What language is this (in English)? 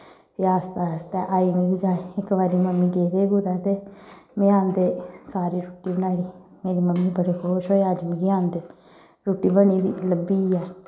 Dogri